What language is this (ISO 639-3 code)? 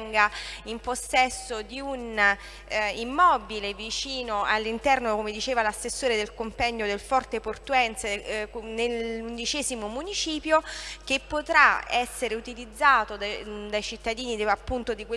ita